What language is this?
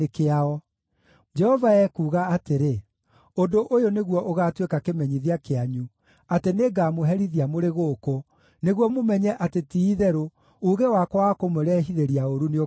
Kikuyu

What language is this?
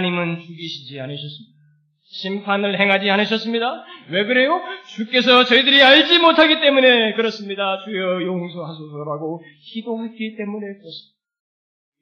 Korean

